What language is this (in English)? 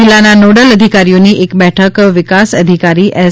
Gujarati